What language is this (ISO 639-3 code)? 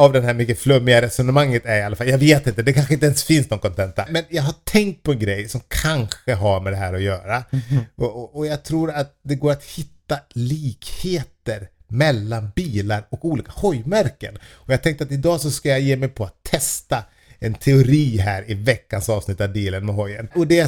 swe